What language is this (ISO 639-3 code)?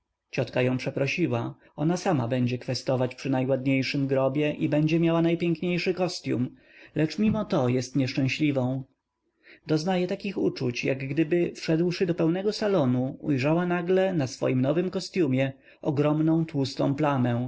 pol